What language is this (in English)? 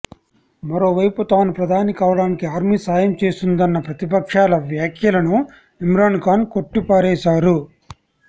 Telugu